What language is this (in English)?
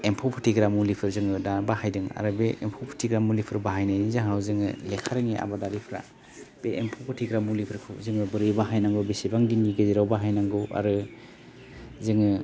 Bodo